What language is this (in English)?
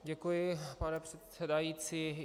Czech